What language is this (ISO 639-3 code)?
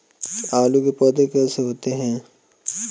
hin